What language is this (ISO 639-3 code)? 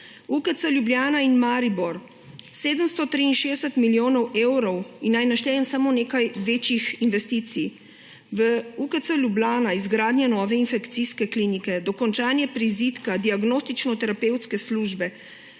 slv